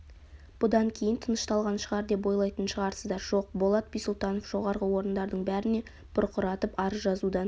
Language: Kazakh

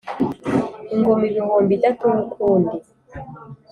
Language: Kinyarwanda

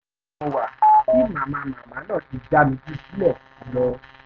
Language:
Yoruba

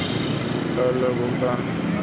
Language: Hindi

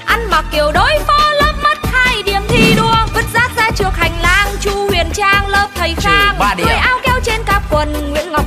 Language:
Vietnamese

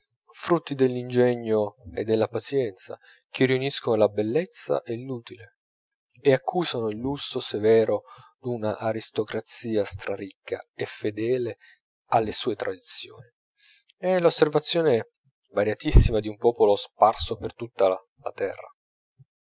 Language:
Italian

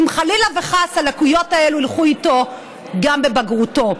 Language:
Hebrew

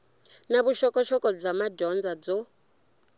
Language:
Tsonga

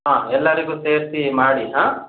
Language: Kannada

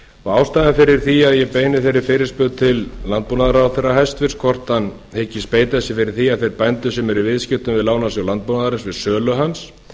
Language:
Icelandic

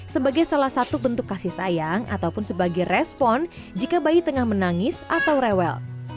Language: Indonesian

